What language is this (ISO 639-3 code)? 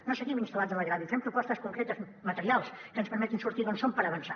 cat